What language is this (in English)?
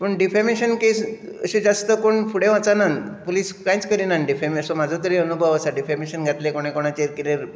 Konkani